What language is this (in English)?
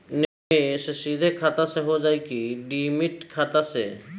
Bhojpuri